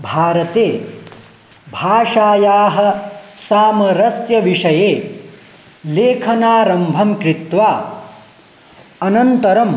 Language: Sanskrit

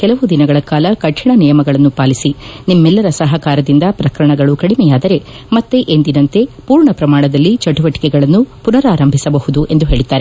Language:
Kannada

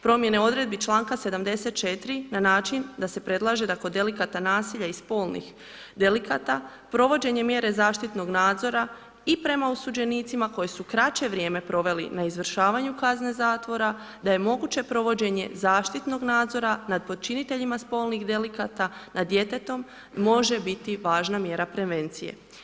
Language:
Croatian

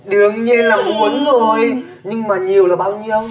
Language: Vietnamese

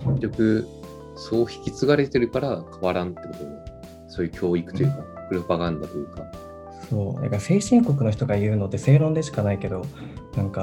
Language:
Japanese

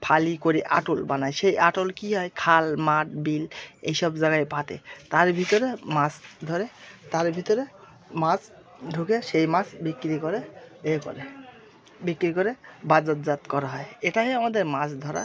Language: Bangla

